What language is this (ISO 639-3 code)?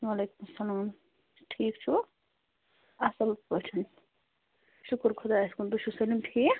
kas